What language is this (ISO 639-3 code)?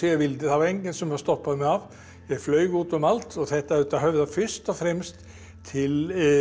isl